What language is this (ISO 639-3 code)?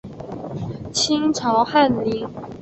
zho